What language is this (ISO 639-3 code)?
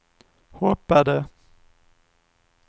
swe